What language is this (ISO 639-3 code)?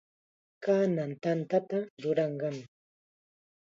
qxa